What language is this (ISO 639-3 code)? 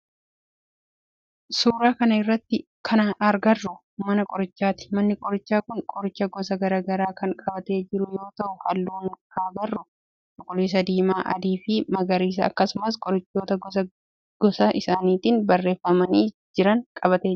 orm